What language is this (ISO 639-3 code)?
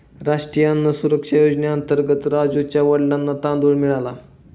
mar